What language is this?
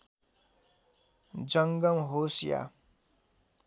Nepali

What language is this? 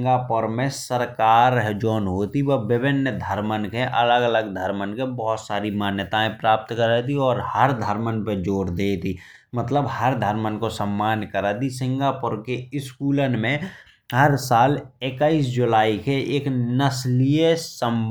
Bundeli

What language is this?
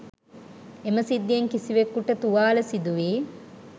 Sinhala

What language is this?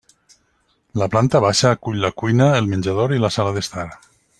Catalan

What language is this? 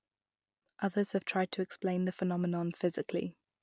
English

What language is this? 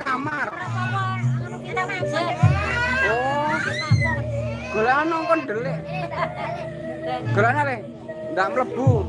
Indonesian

